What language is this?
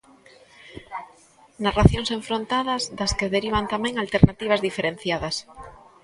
Galician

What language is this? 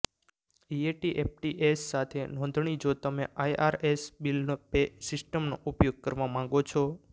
Gujarati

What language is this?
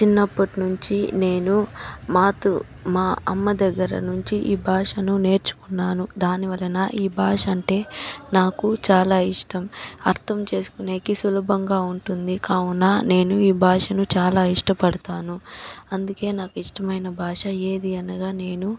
Telugu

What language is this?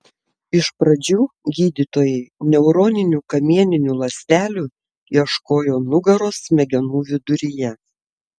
Lithuanian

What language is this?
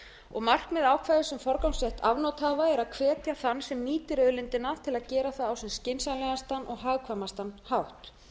Icelandic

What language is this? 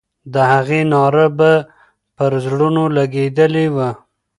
Pashto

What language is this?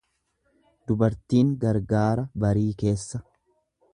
Oromo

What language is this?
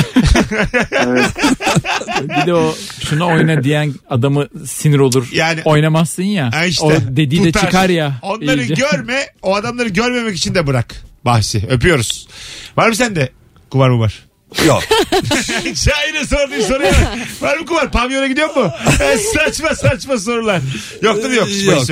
Turkish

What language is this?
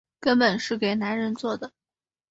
Chinese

